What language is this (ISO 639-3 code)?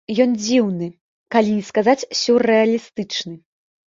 bel